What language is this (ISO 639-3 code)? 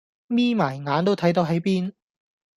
yue